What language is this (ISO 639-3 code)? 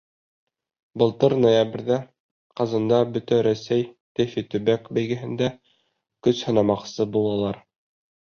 bak